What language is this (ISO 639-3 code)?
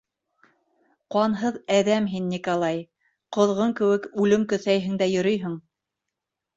bak